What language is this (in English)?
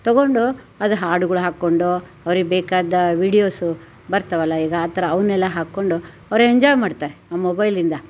Kannada